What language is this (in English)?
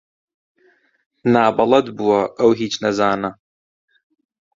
Central Kurdish